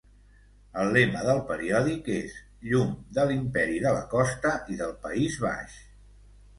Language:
Catalan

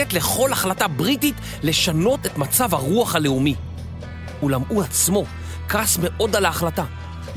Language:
Hebrew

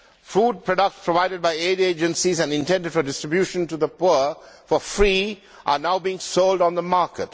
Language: English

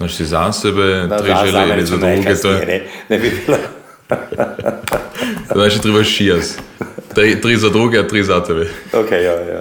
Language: Croatian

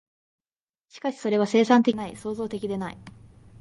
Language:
Japanese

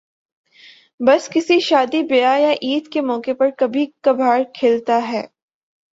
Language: Urdu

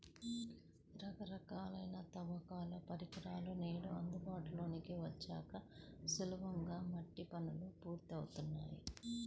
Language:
Telugu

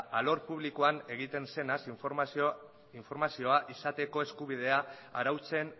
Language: Basque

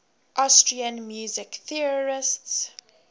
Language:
English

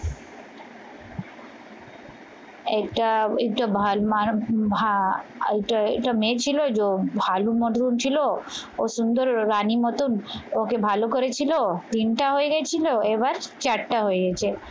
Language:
Bangla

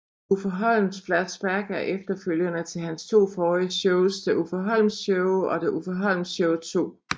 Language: Danish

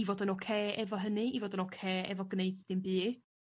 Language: Welsh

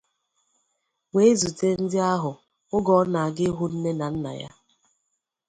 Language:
Igbo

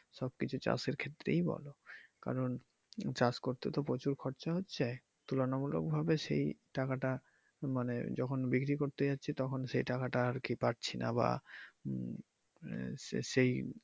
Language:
Bangla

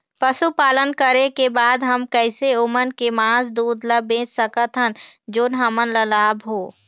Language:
Chhattisgarhi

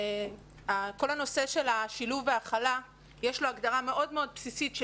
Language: Hebrew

